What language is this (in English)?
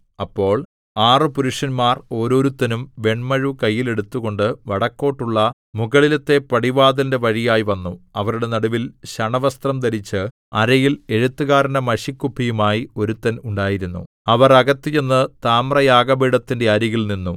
Malayalam